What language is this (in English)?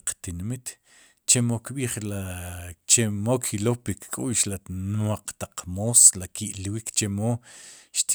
Sipacapense